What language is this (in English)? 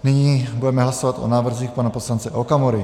Czech